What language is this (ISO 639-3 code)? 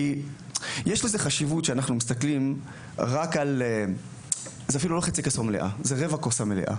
heb